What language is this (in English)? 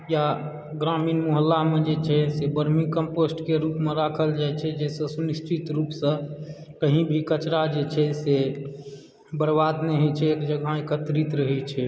Maithili